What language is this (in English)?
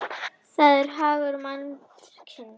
Icelandic